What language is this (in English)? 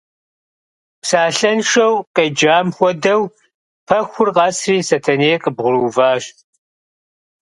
Kabardian